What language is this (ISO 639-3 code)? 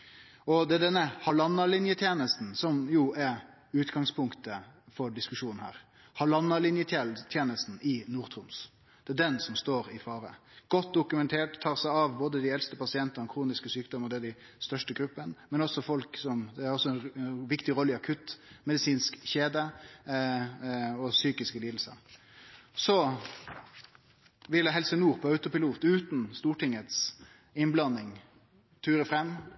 nno